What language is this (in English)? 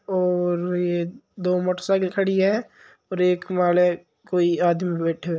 Marwari